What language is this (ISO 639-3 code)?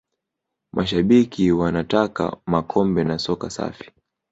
swa